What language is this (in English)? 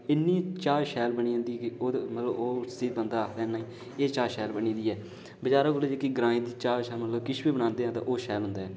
Dogri